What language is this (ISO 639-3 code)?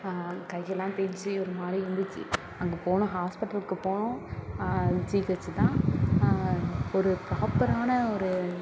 tam